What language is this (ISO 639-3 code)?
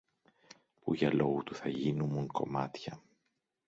ell